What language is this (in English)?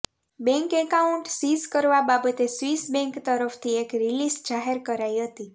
Gujarati